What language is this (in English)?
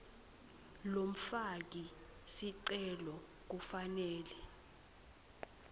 Swati